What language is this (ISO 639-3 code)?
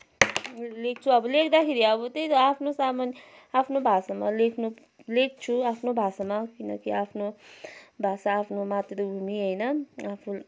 nep